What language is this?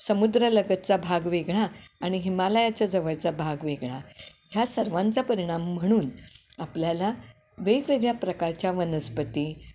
Marathi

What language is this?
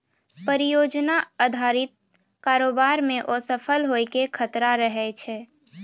Maithili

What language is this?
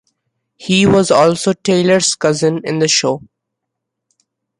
English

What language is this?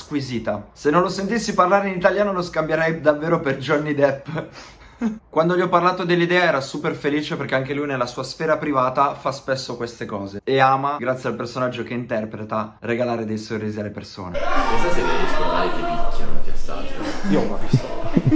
Italian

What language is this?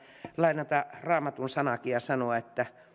Finnish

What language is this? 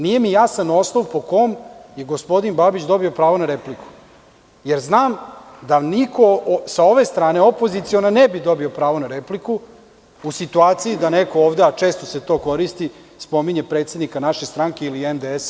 Serbian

